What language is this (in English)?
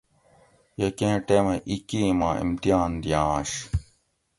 Gawri